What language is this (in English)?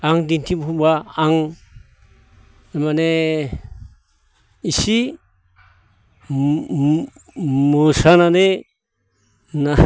Bodo